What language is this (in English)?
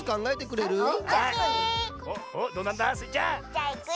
Japanese